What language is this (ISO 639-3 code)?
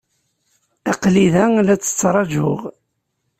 kab